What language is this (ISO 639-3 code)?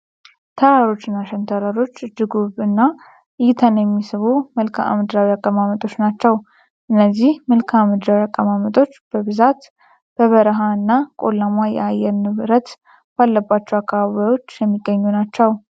amh